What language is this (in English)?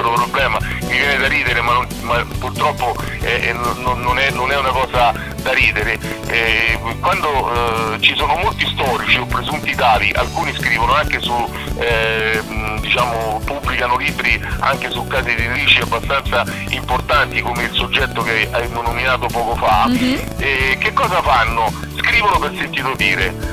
Italian